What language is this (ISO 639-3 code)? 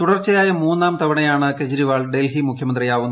mal